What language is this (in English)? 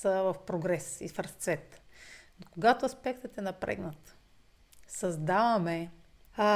Bulgarian